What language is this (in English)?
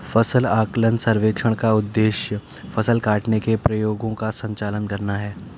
Hindi